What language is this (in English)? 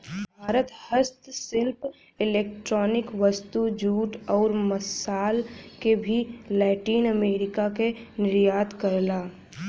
Bhojpuri